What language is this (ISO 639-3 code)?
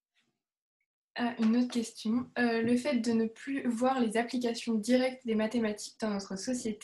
fra